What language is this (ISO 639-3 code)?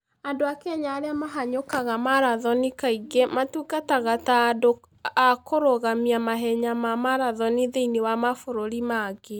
kik